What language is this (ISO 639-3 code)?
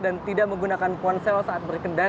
ind